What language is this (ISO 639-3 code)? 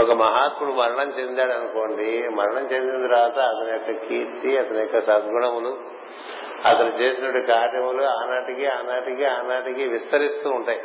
tel